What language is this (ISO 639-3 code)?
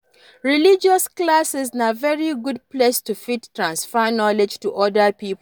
pcm